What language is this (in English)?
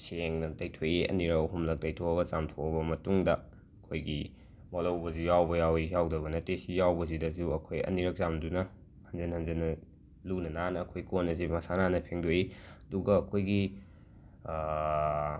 Manipuri